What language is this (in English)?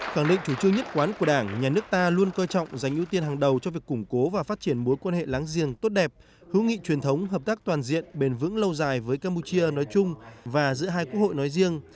Vietnamese